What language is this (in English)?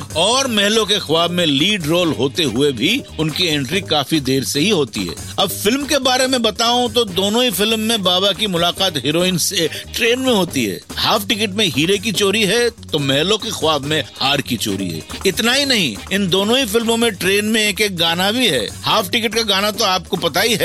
Hindi